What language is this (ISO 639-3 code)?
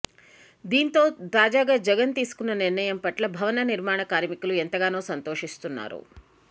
tel